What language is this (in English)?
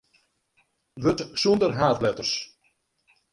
Western Frisian